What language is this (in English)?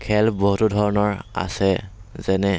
Assamese